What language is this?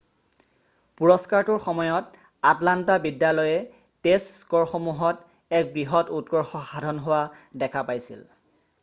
Assamese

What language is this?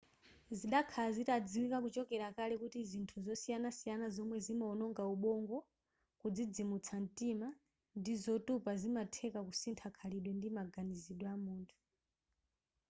Nyanja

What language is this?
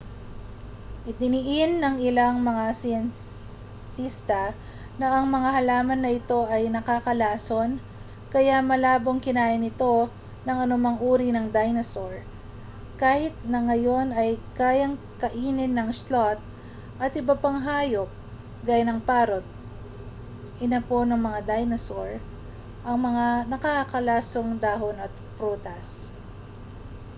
Filipino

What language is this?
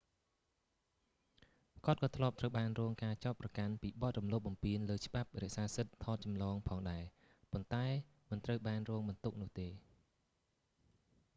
Khmer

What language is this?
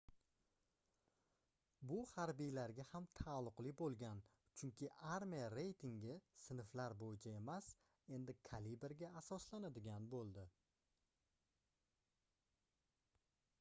Uzbek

